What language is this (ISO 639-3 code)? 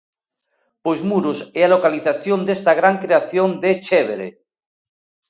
glg